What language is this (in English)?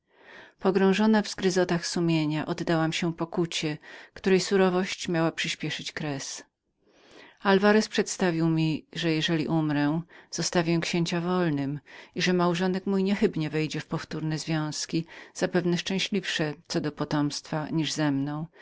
Polish